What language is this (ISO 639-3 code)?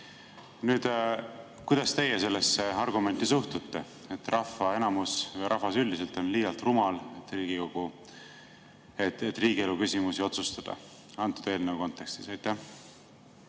est